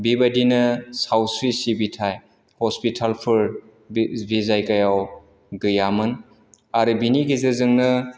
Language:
Bodo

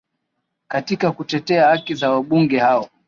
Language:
Swahili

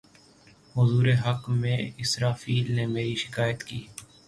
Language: Urdu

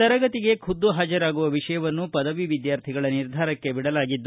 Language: Kannada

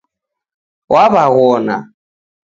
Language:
Taita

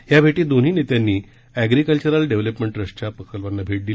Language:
Marathi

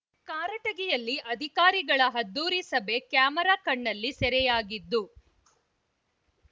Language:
Kannada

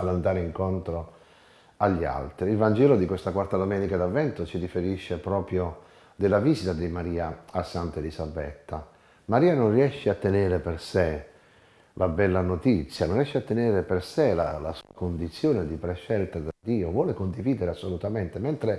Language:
Italian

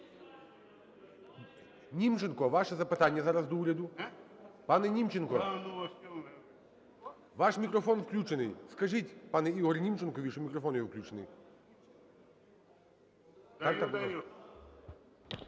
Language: Ukrainian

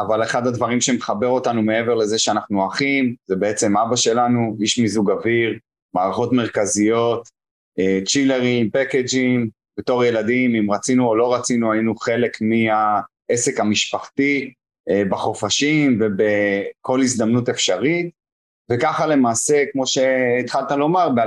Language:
Hebrew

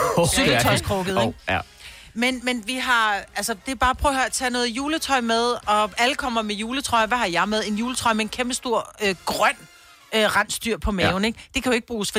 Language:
Danish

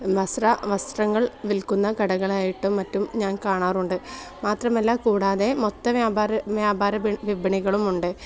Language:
Malayalam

